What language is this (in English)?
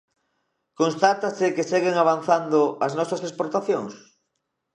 Galician